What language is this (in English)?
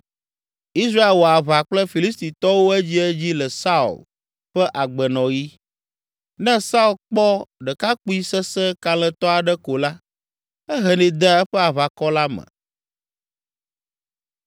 Ewe